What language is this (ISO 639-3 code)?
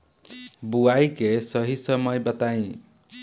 bho